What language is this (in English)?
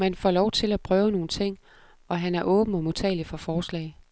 Danish